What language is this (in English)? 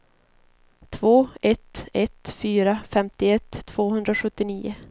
Swedish